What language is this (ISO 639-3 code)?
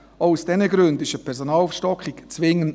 gsw